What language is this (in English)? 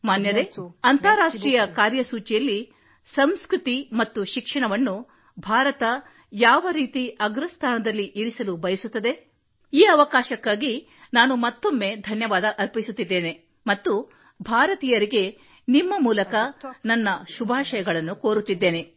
Kannada